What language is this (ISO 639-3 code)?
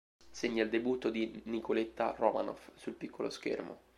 ita